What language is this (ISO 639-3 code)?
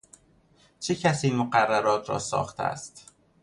fas